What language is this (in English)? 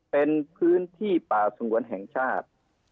Thai